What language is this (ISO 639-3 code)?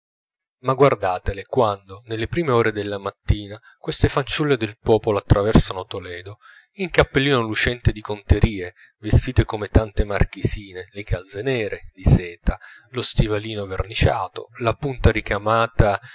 ita